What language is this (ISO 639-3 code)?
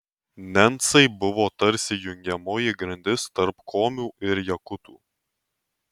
lit